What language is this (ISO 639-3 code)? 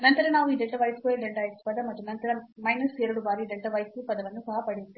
kan